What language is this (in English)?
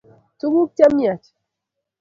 Kalenjin